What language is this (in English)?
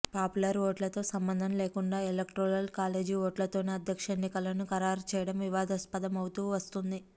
Telugu